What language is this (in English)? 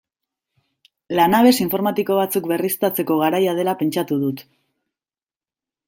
Basque